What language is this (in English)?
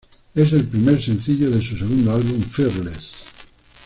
Spanish